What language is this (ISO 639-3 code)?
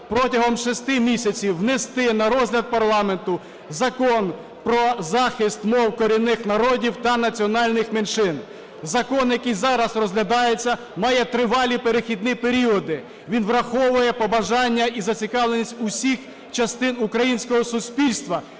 ukr